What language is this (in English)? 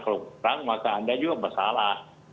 Indonesian